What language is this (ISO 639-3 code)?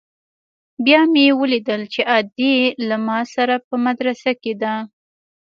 pus